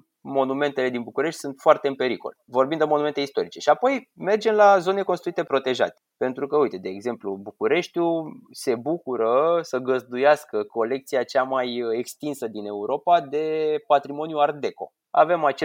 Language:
Romanian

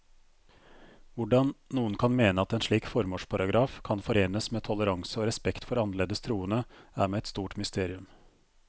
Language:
Norwegian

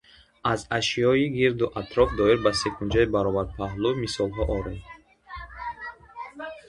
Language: Tajik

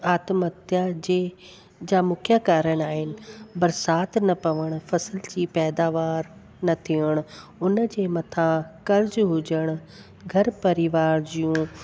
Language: Sindhi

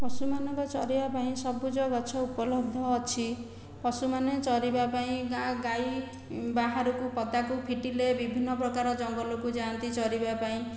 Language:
Odia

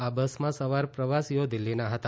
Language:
Gujarati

